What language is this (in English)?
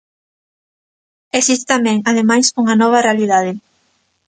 Galician